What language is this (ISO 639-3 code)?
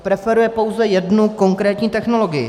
ces